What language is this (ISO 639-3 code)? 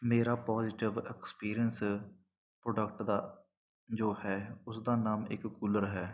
pan